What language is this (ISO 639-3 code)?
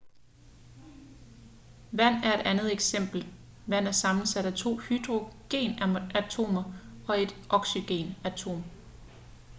dan